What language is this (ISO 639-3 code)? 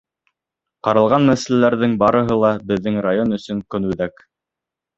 bak